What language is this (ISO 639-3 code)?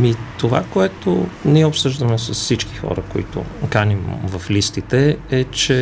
bul